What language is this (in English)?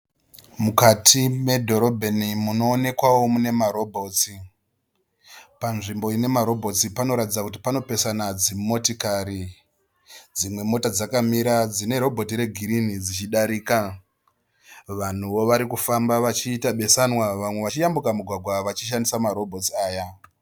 Shona